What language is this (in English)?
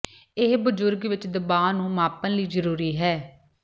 Punjabi